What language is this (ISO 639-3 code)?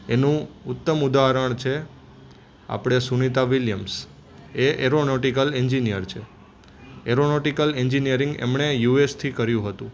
guj